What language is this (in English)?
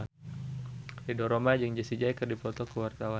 Sundanese